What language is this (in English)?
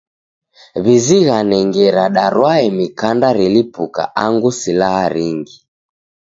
Taita